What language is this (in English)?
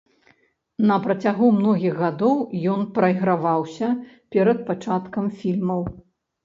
Belarusian